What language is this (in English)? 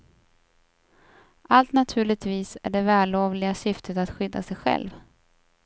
Swedish